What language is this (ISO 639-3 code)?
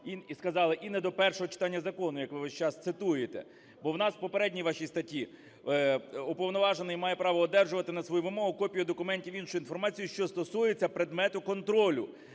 ukr